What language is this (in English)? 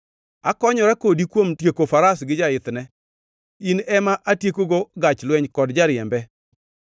Luo (Kenya and Tanzania)